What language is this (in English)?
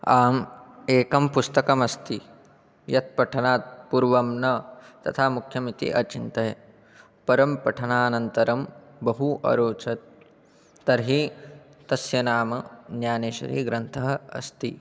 Sanskrit